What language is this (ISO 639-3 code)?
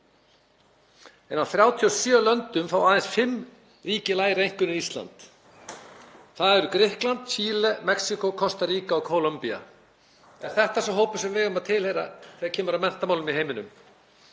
isl